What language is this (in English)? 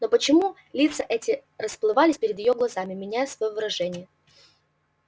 Russian